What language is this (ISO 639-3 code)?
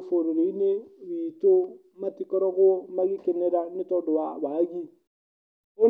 kik